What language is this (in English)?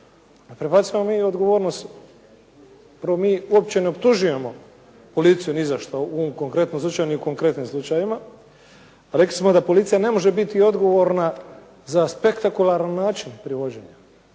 Croatian